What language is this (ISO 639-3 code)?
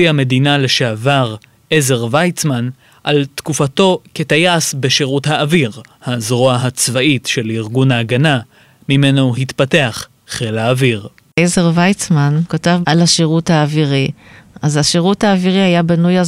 heb